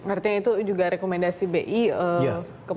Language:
Indonesian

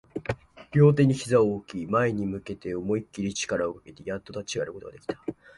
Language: Japanese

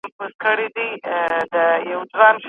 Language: Pashto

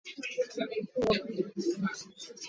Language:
Swahili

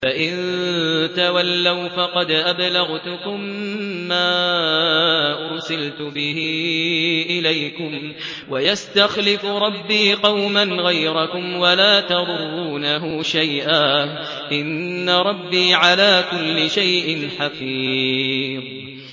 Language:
Arabic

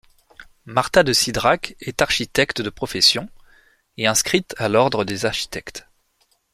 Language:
French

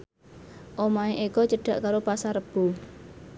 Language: Javanese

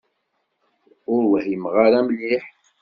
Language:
Kabyle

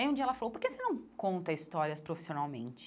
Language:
Portuguese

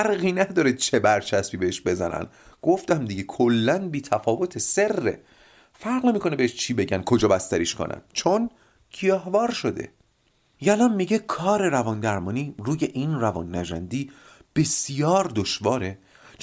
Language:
Persian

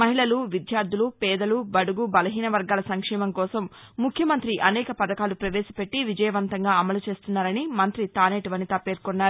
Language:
Telugu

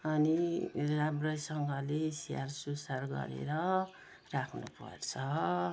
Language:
Nepali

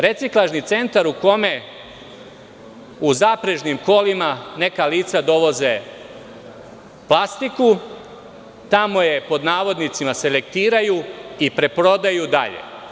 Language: Serbian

